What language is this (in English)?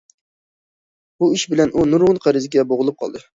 Uyghur